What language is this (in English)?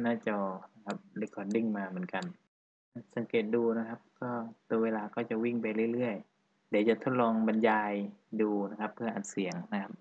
Thai